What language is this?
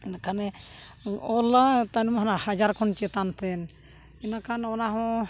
Santali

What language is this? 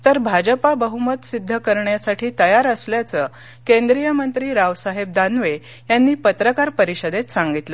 Marathi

